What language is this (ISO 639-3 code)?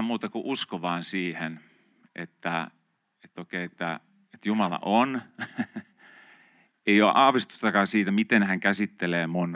fin